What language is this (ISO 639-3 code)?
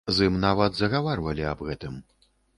bel